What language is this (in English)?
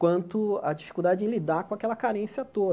Portuguese